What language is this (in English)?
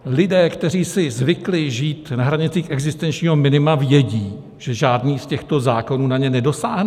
Czech